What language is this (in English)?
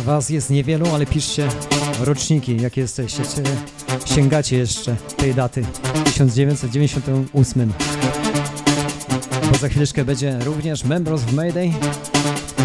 Polish